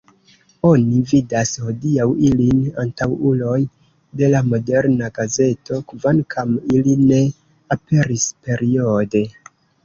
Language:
Esperanto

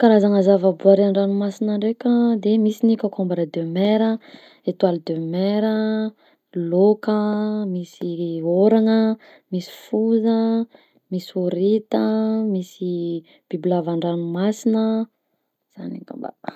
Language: Southern Betsimisaraka Malagasy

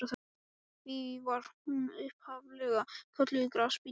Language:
Icelandic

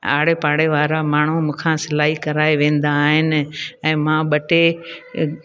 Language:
Sindhi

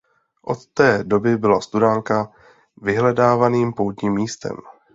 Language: Czech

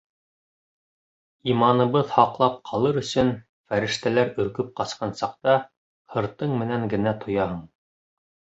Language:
Bashkir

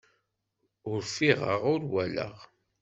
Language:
Kabyle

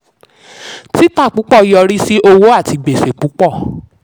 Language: Yoruba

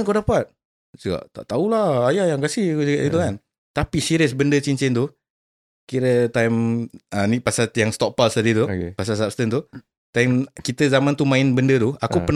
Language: Malay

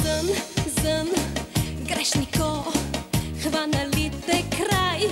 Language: Bulgarian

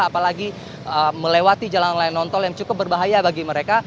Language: Indonesian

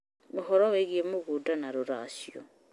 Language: Kikuyu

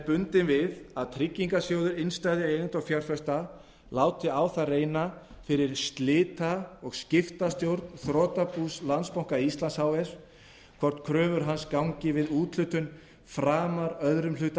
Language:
Icelandic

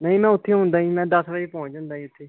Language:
Punjabi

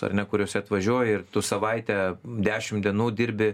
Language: Lithuanian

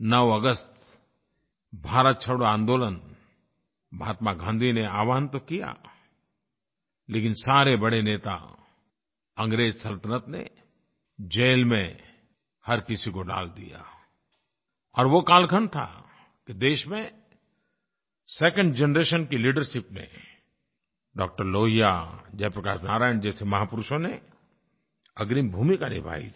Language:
Hindi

